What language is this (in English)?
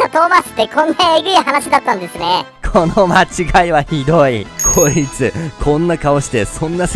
Japanese